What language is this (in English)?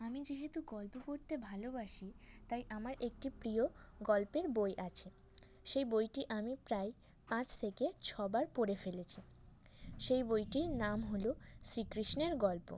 Bangla